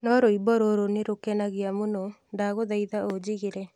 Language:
Kikuyu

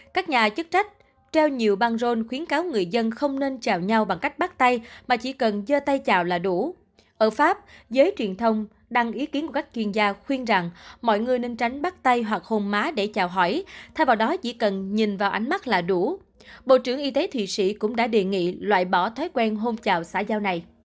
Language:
Vietnamese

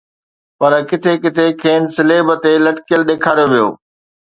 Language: Sindhi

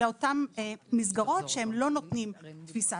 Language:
Hebrew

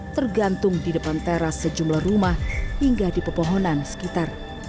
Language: Indonesian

